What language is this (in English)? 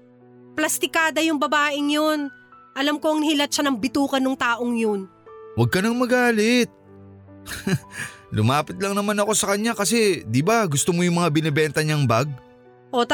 Filipino